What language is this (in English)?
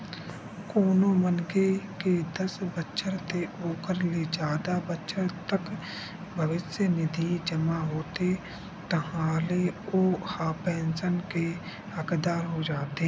Chhattisgarhi